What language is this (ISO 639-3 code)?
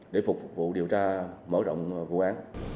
vie